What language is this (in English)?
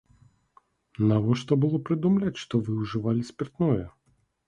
Belarusian